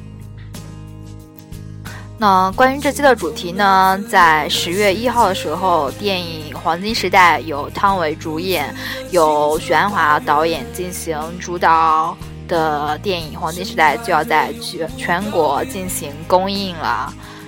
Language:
Chinese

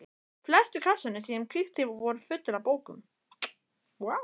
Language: Icelandic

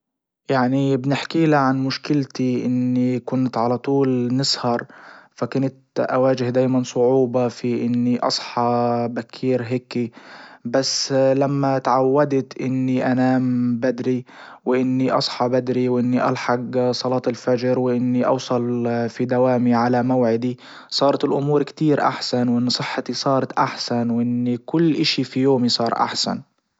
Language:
Libyan Arabic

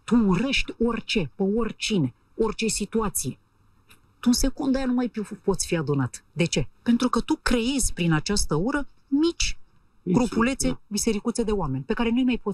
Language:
Romanian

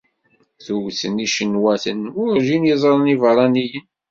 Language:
Kabyle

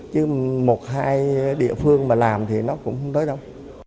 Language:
Vietnamese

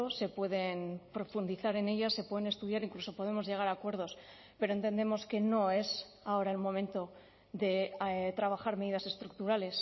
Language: Spanish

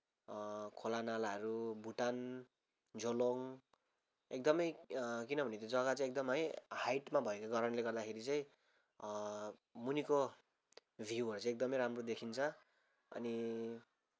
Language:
Nepali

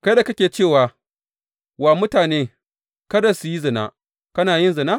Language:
Hausa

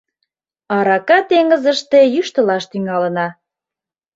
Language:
Mari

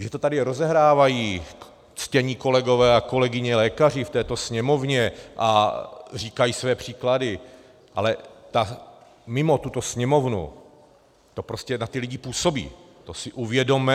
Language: Czech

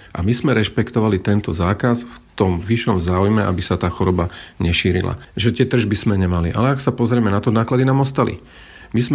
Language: Slovak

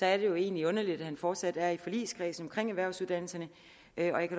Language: Danish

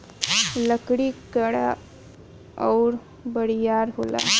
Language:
Bhojpuri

